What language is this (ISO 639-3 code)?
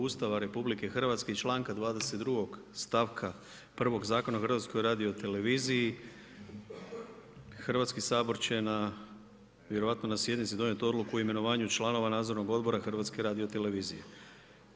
hrv